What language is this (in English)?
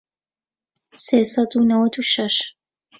Central Kurdish